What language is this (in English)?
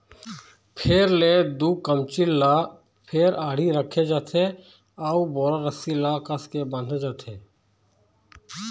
Chhattisgarhi